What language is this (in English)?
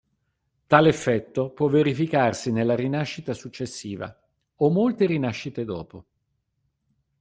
Italian